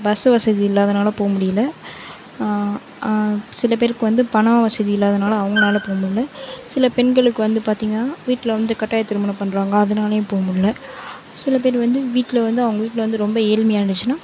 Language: Tamil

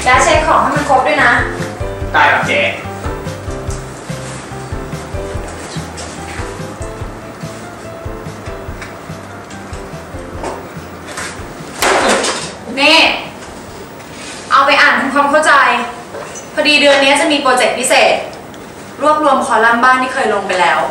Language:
Thai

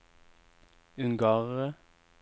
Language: Norwegian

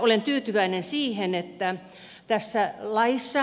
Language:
Finnish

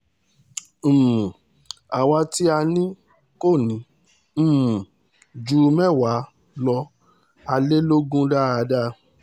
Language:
Yoruba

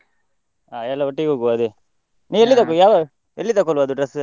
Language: Kannada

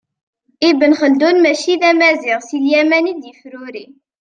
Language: Kabyle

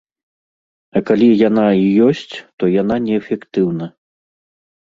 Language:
Belarusian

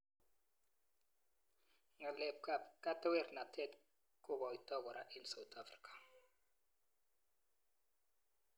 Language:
Kalenjin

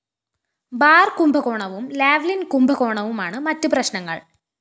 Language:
Malayalam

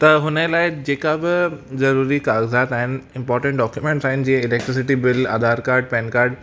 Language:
Sindhi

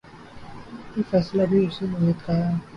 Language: Urdu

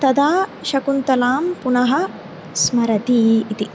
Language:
Sanskrit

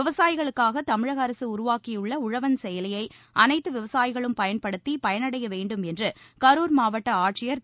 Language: Tamil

